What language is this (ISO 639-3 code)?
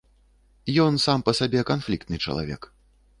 bel